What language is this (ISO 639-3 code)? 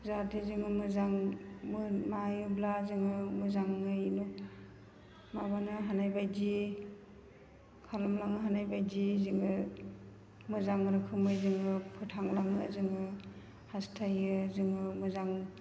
brx